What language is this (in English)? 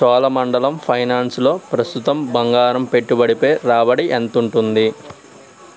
Telugu